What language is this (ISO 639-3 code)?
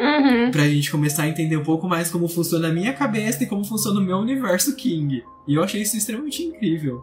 por